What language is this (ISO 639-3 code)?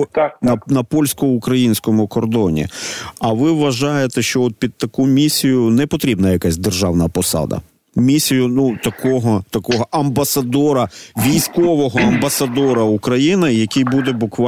ukr